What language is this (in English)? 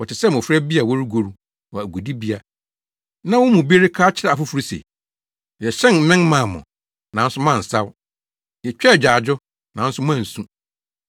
Akan